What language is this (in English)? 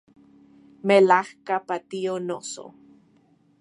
Central Puebla Nahuatl